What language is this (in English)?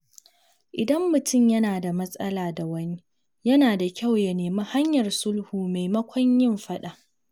Hausa